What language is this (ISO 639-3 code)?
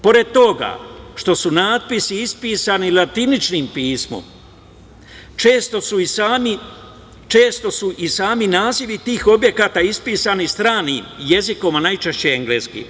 srp